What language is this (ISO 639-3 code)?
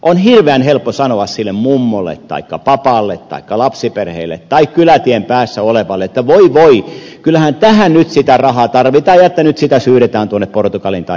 fin